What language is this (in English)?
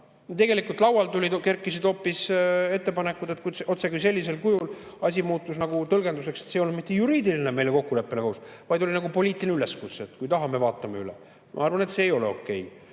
Estonian